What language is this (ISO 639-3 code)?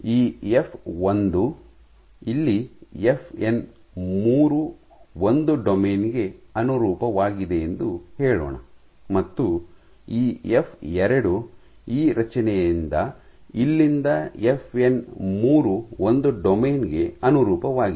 kan